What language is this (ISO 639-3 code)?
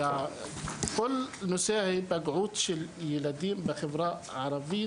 heb